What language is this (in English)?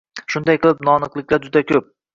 Uzbek